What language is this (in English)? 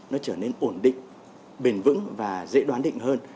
Vietnamese